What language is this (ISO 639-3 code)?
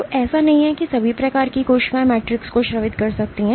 hin